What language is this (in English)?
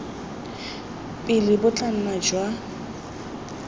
Tswana